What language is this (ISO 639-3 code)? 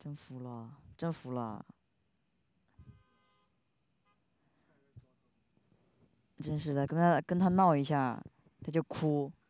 zho